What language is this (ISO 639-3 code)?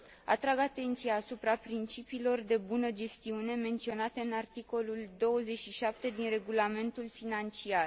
ron